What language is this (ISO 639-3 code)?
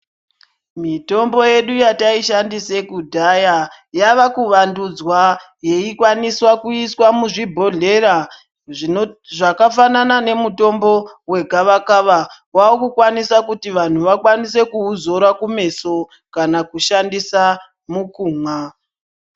ndc